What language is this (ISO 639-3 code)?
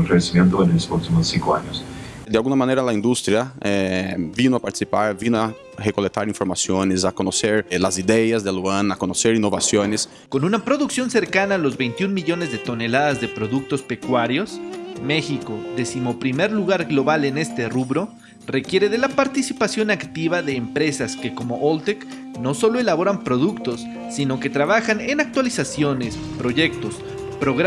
spa